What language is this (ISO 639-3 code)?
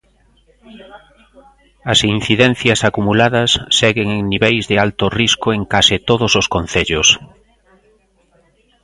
glg